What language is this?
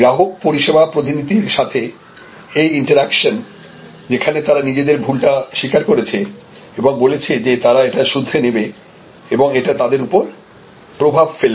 Bangla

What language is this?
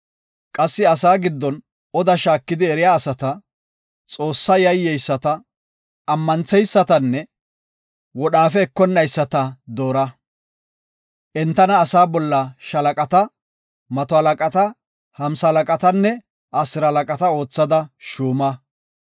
Gofa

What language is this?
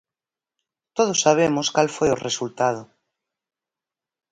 Galician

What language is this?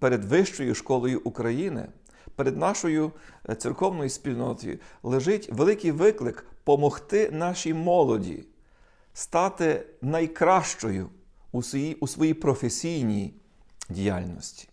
Ukrainian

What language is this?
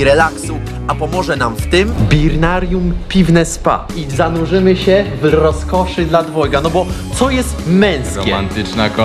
Polish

